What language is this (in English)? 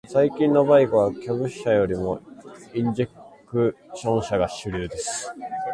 Japanese